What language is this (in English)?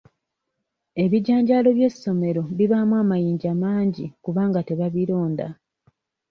Ganda